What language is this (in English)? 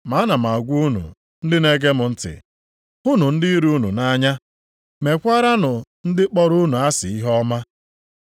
Igbo